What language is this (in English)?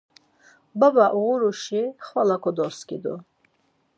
Laz